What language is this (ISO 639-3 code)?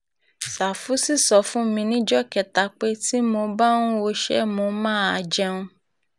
yor